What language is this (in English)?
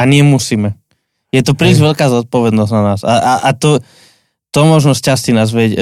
Slovak